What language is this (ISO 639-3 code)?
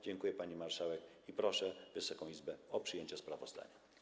pol